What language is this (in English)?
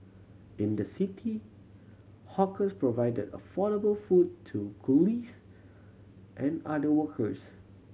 English